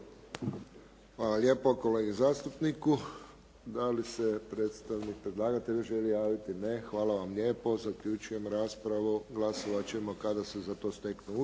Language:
Croatian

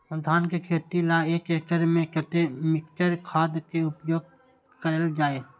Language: Maithili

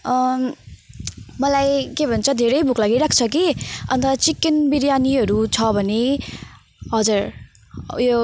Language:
Nepali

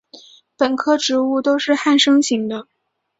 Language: Chinese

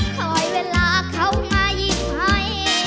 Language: Thai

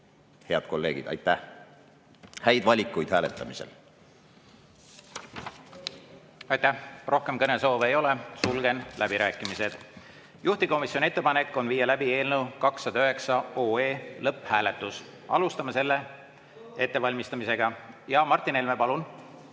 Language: Estonian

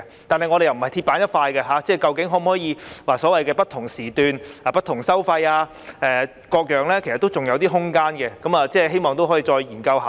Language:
Cantonese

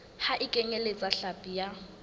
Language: Southern Sotho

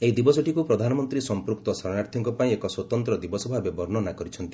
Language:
Odia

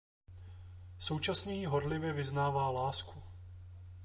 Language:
Czech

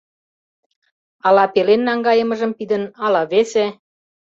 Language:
Mari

